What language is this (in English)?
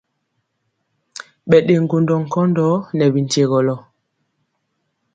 Mpiemo